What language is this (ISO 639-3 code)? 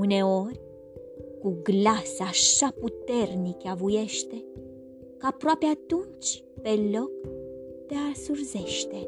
ron